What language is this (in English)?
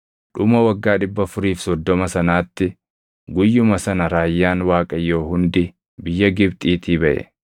Oromo